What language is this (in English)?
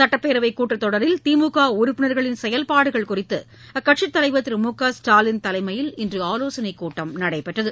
Tamil